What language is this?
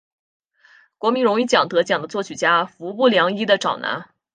Chinese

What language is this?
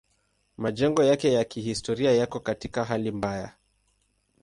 Swahili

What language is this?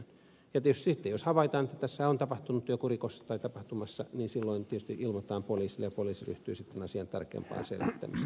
Finnish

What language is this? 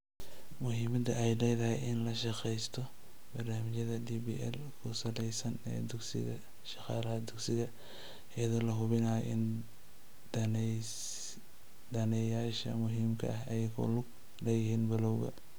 Somali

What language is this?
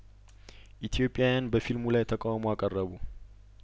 Amharic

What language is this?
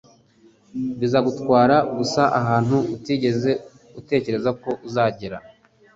Kinyarwanda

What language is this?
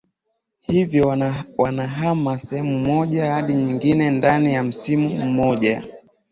Swahili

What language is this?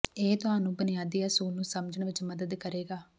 Punjabi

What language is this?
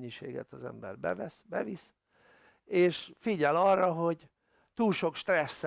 Hungarian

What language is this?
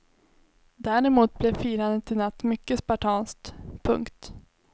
Swedish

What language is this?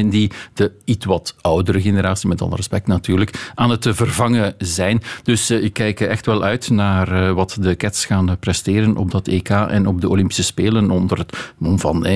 Dutch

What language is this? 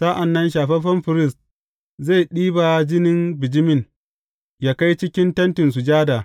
Hausa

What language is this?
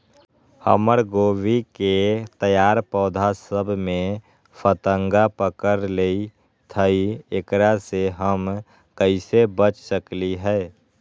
Magahi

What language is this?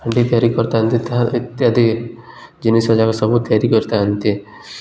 Odia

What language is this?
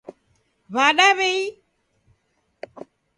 Taita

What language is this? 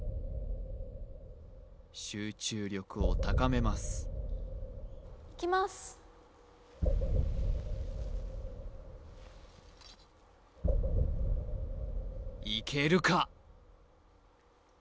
Japanese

